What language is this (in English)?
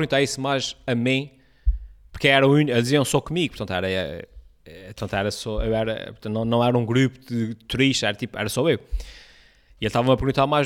Portuguese